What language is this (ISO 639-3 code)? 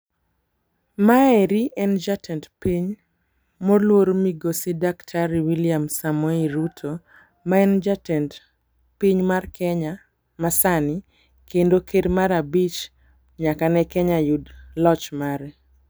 luo